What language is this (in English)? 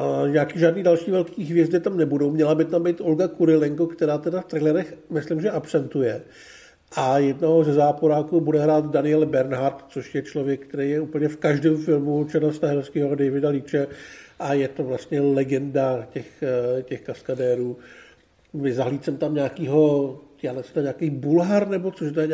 Czech